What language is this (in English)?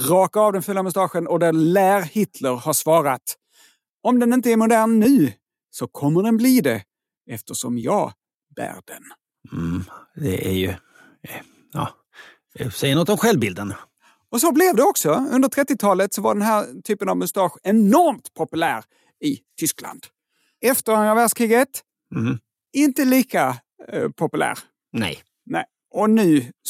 Swedish